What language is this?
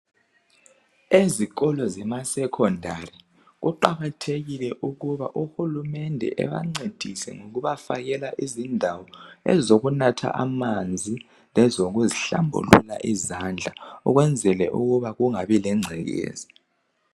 North Ndebele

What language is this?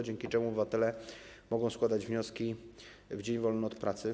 Polish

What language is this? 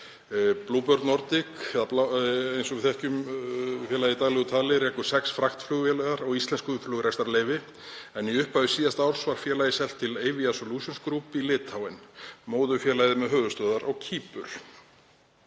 Icelandic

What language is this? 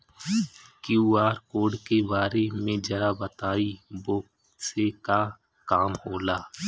Bhojpuri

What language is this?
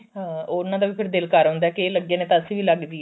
Punjabi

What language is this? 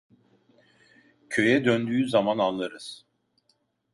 Turkish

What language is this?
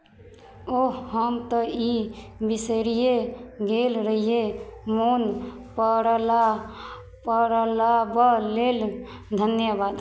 Maithili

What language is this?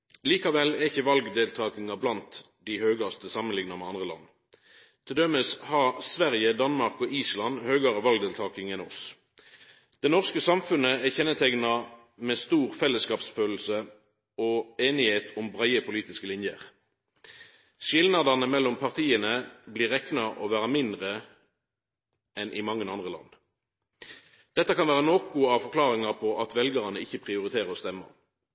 Norwegian Nynorsk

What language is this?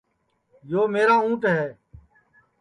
Sansi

